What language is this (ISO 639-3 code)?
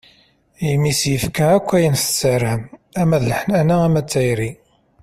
kab